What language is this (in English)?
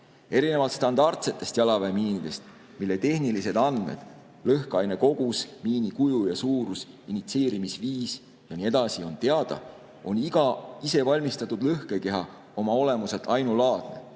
Estonian